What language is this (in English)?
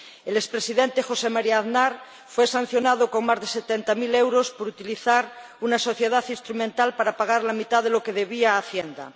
Spanish